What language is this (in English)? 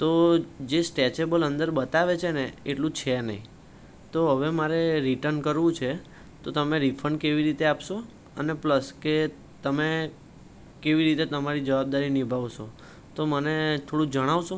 Gujarati